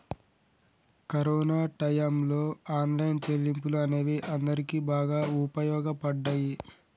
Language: Telugu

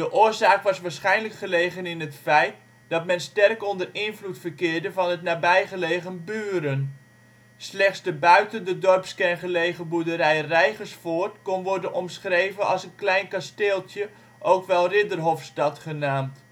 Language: Dutch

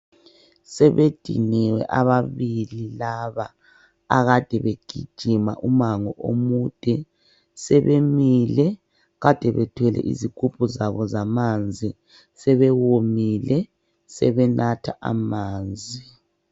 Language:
North Ndebele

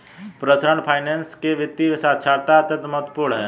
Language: Hindi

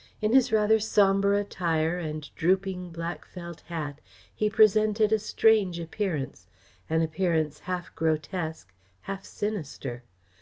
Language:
English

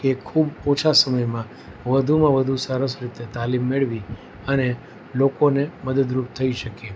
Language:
Gujarati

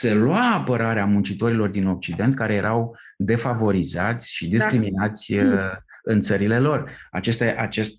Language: Romanian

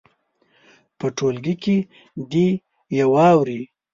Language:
Pashto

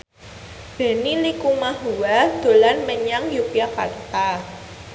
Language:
Javanese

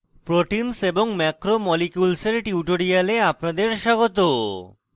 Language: Bangla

